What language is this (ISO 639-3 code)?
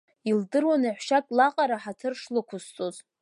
abk